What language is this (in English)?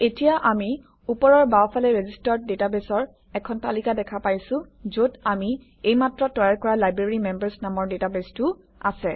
Assamese